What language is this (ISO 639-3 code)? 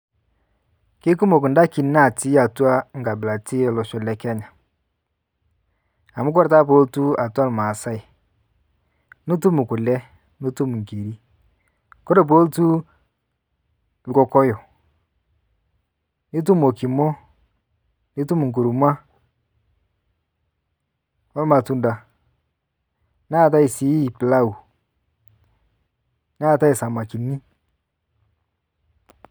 mas